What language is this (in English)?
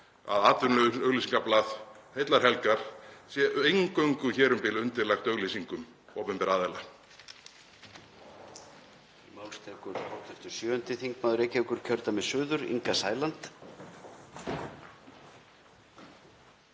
Icelandic